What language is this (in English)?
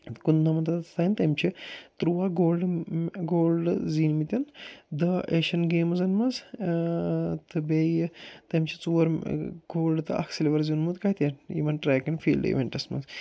Kashmiri